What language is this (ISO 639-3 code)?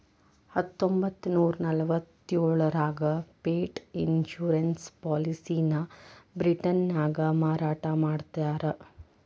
kan